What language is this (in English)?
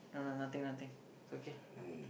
English